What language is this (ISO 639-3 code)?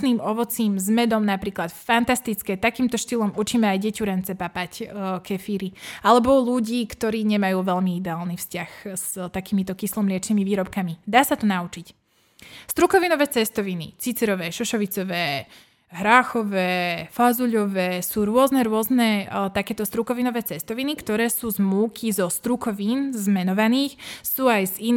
slk